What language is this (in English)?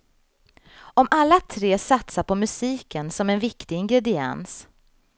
Swedish